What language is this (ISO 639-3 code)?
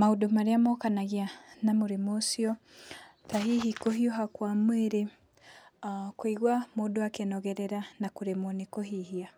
kik